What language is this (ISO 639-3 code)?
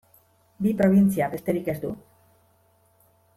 eus